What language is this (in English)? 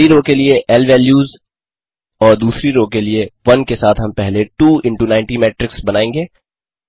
Hindi